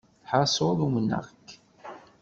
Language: Kabyle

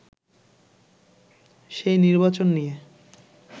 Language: Bangla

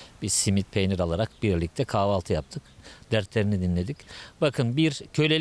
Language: Turkish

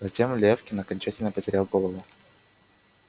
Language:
Russian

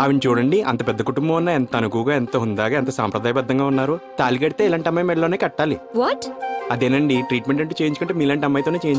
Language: Hindi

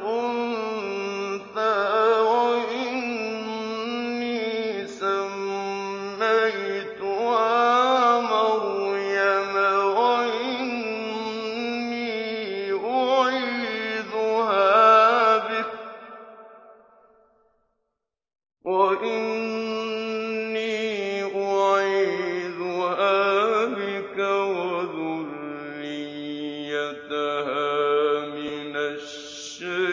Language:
Arabic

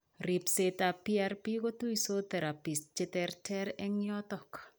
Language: Kalenjin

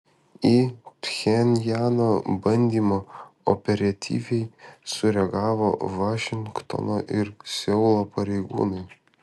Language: Lithuanian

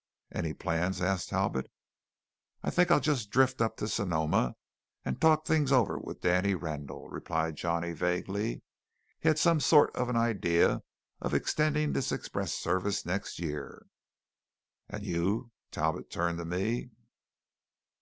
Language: English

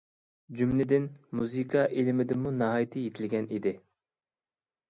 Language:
Uyghur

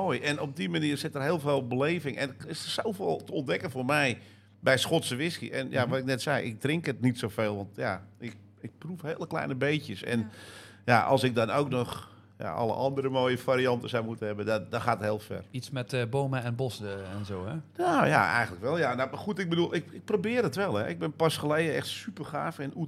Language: Dutch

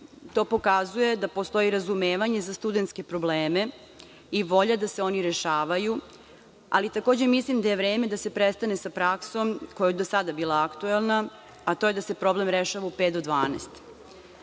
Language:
Serbian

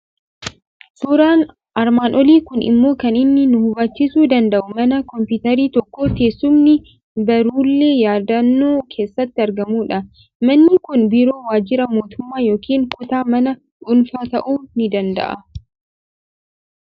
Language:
Oromo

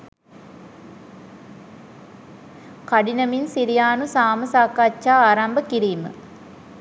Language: Sinhala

